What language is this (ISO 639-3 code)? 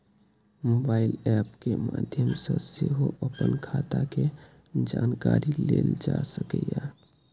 mai